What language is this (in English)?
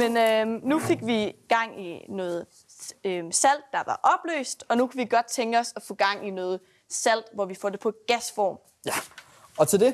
Danish